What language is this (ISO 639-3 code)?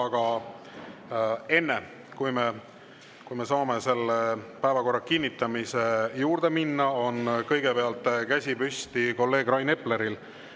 est